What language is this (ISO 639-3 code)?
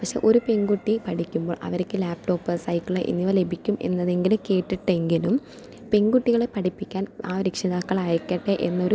mal